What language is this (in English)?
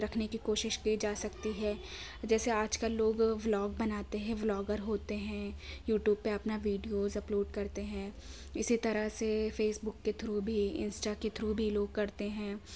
Urdu